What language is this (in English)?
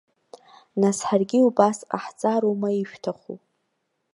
Abkhazian